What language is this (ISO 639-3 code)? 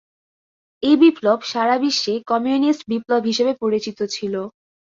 ben